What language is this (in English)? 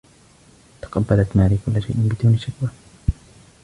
Arabic